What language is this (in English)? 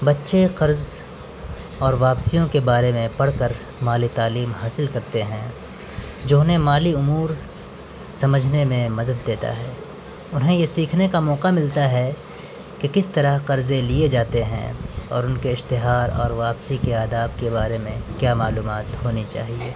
Urdu